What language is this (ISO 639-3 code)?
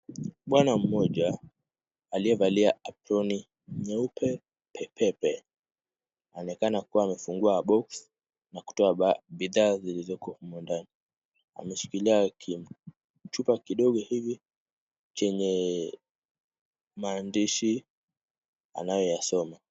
swa